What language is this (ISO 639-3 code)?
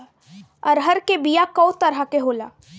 bho